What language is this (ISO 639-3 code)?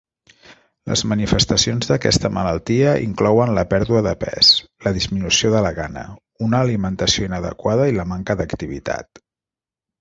cat